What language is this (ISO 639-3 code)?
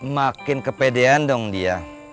ind